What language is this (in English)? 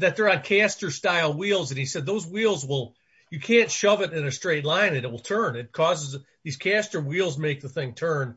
English